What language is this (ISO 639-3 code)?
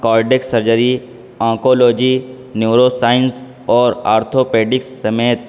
urd